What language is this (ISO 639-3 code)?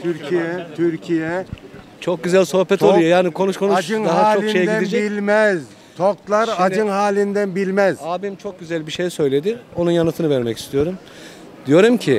tur